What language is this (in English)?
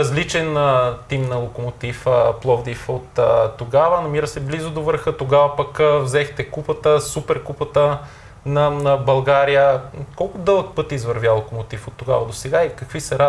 Bulgarian